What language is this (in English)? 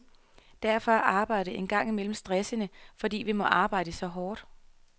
Danish